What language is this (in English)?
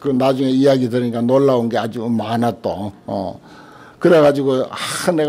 Korean